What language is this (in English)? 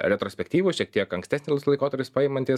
Lithuanian